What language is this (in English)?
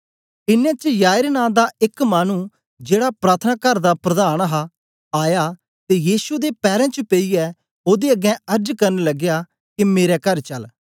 Dogri